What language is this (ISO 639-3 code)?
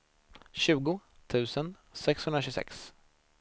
swe